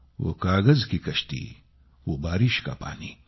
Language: Marathi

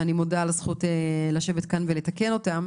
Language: Hebrew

